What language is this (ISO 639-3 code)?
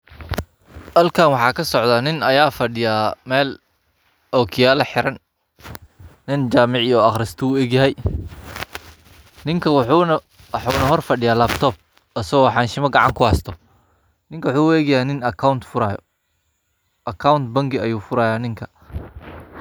som